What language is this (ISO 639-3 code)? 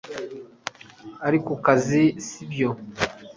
kin